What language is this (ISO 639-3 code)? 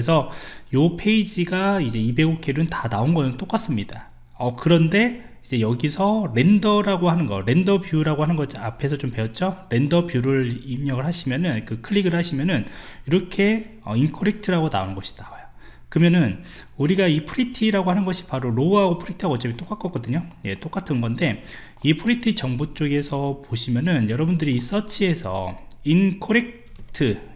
kor